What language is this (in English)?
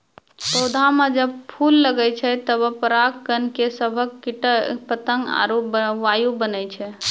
Maithili